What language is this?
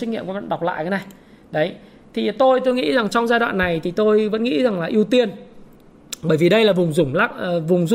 Vietnamese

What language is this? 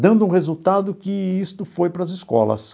Portuguese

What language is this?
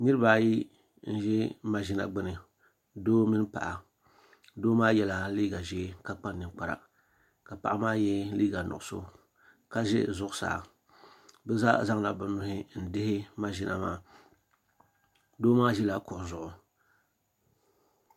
Dagbani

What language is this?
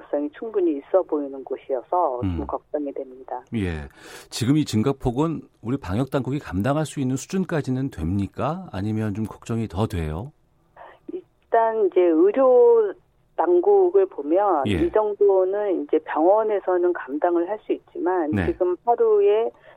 Korean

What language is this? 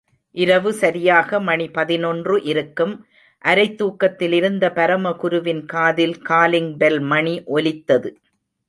Tamil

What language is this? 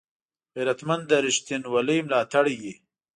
Pashto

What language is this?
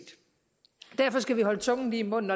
Danish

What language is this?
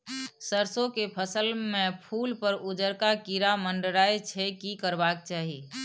Maithili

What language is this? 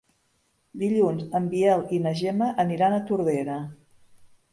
Catalan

